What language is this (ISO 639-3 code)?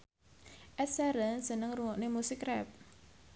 jav